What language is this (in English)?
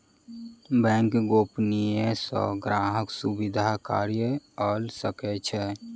Maithili